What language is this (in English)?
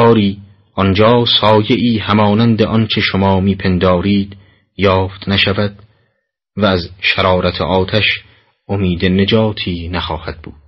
Persian